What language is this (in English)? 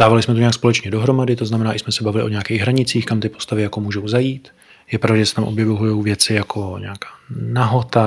Czech